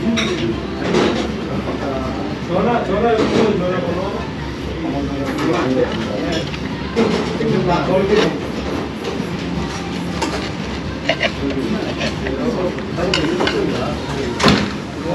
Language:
Korean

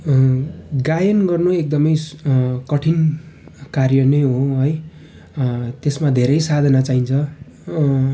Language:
Nepali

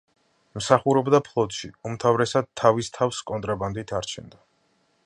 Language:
Georgian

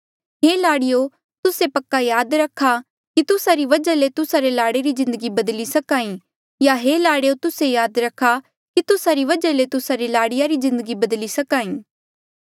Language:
Mandeali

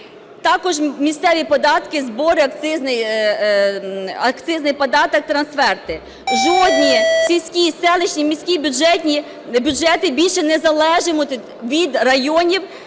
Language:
Ukrainian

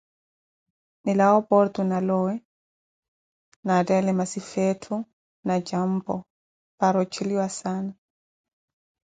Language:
Koti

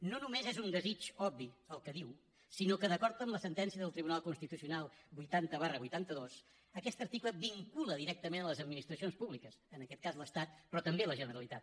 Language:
Catalan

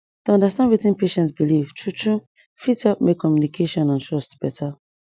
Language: Nigerian Pidgin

